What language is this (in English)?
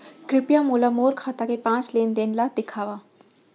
Chhattisgarhi